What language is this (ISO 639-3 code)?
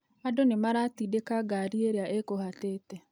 kik